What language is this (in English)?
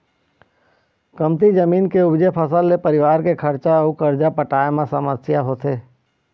Chhattisgarhi